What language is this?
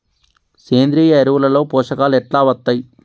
Telugu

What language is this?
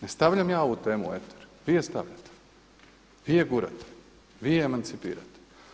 Croatian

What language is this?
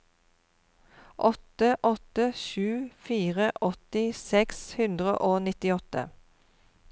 Norwegian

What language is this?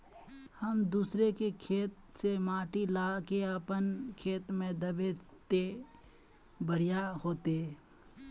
Magahi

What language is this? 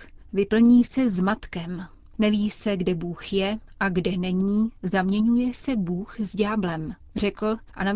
Czech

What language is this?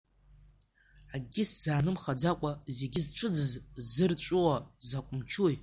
Abkhazian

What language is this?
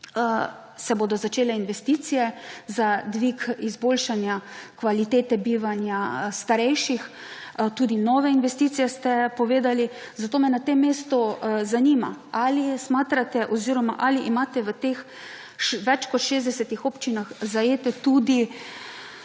Slovenian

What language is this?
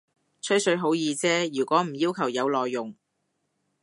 Cantonese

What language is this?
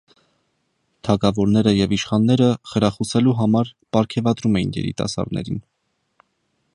Armenian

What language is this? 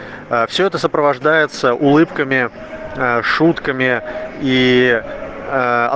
Russian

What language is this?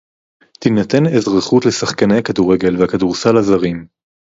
Hebrew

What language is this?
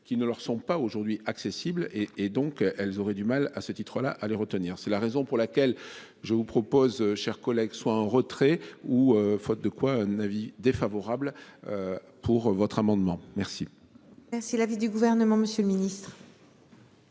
French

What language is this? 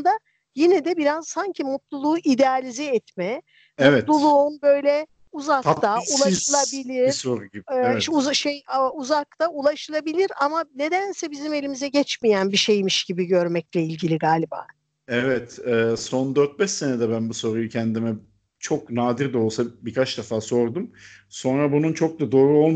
Turkish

